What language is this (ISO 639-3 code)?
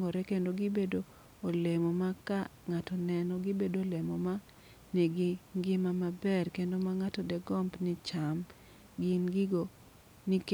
luo